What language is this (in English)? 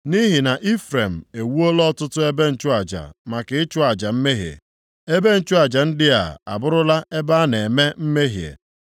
Igbo